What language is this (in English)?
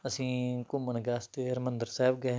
Punjabi